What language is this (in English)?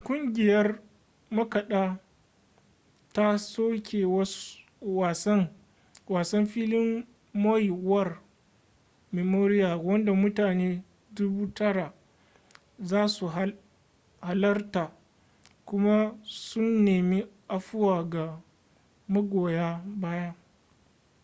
Hausa